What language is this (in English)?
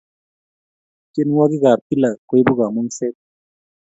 Kalenjin